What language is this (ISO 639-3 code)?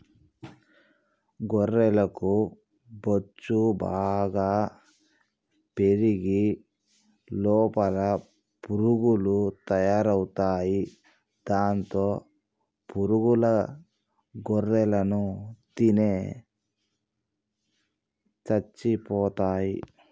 tel